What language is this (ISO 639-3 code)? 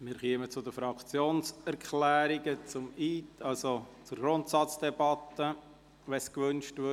gsw